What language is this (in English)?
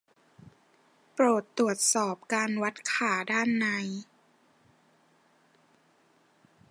Thai